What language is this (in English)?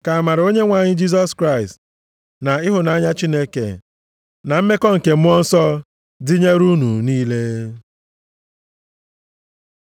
Igbo